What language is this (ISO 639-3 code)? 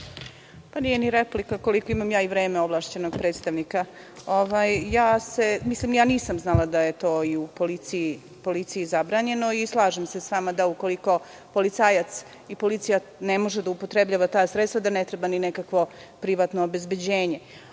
srp